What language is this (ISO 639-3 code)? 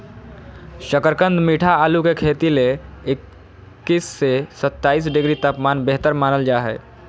mag